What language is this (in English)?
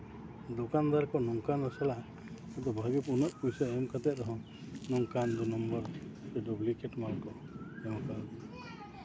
Santali